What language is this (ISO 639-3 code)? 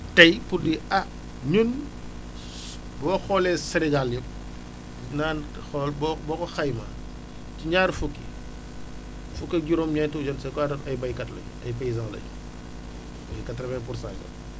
wol